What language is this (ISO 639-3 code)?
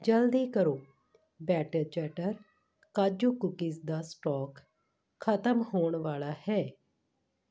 pan